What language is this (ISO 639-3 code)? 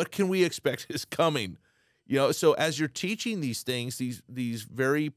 eng